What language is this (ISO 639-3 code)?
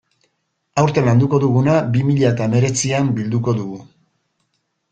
eus